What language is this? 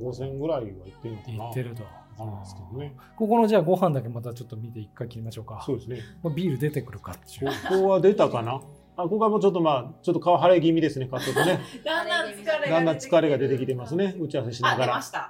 Japanese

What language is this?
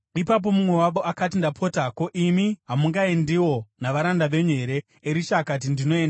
Shona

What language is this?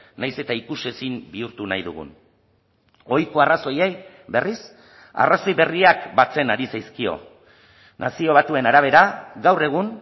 Basque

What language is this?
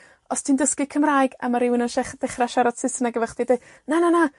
Welsh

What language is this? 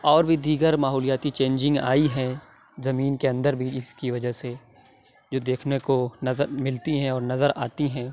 Urdu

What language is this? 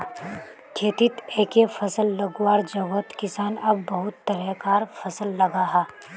Magahi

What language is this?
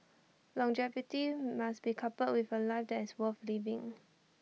English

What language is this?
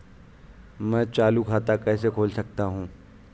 Hindi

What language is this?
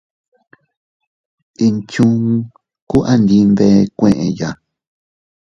Teutila Cuicatec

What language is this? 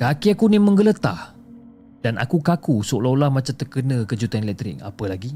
Malay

